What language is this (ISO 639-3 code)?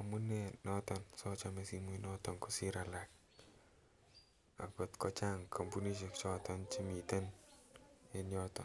kln